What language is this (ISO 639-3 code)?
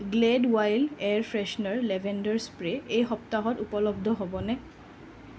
asm